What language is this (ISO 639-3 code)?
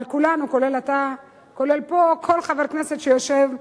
heb